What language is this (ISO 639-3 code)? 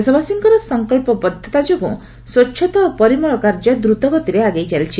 ori